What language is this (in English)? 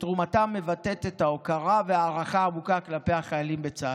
Hebrew